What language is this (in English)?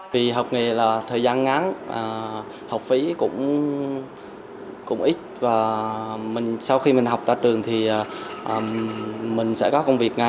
Vietnamese